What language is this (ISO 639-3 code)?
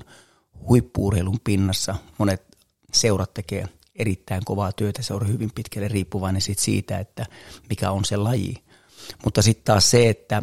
fin